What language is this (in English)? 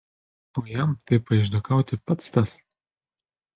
Lithuanian